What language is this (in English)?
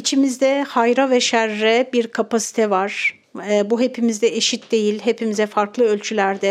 Turkish